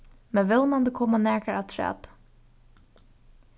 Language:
Faroese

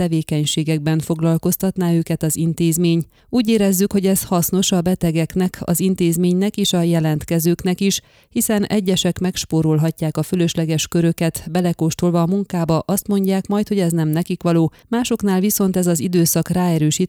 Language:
Hungarian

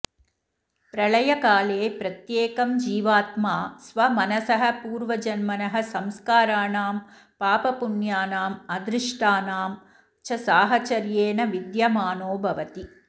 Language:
Sanskrit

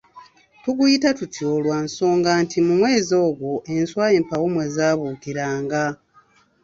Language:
Ganda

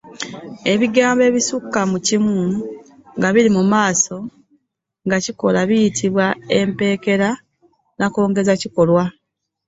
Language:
Ganda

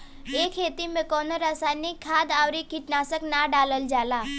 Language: Bhojpuri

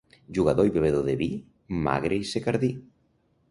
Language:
Catalan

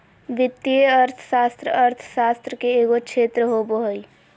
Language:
Magahi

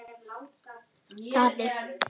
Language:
Icelandic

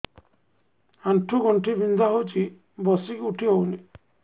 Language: Odia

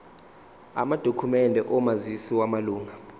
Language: Zulu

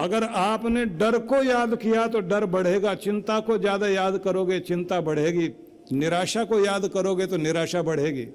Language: Hindi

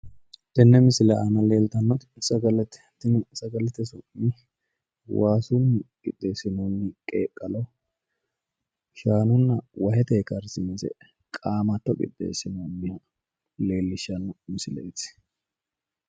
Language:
Sidamo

